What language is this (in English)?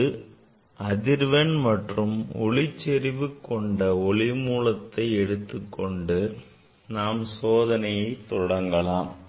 Tamil